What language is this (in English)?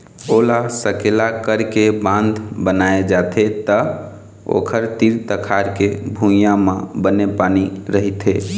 Chhattisgarhi